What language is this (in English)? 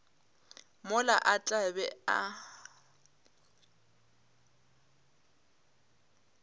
Northern Sotho